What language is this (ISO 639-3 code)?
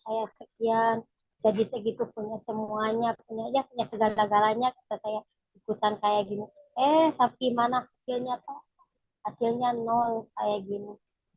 ind